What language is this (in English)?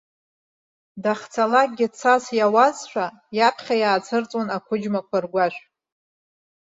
Abkhazian